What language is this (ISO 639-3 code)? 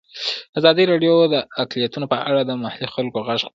pus